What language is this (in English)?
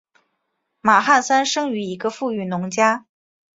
Chinese